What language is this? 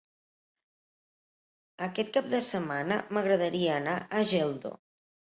Catalan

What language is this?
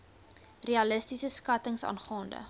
Afrikaans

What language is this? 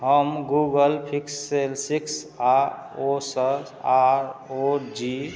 Maithili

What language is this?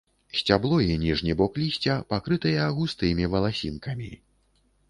Belarusian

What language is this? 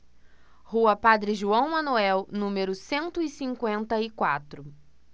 Portuguese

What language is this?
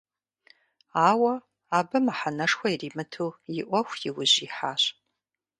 Kabardian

